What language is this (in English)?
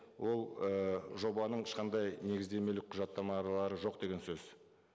Kazakh